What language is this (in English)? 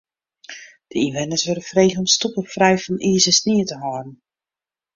Western Frisian